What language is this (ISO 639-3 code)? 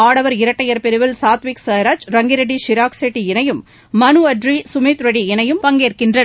tam